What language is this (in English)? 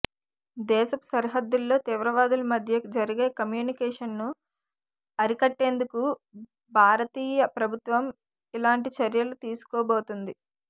Telugu